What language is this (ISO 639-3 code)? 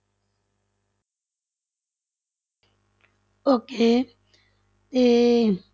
pan